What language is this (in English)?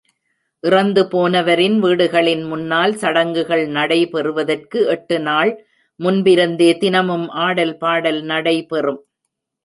Tamil